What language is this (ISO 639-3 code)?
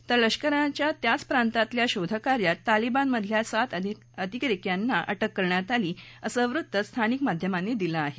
mar